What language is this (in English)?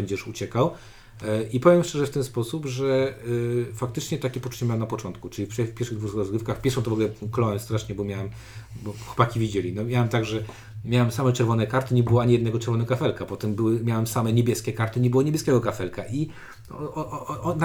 Polish